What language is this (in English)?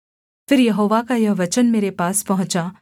Hindi